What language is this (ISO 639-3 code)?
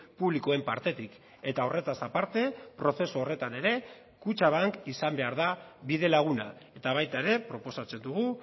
eus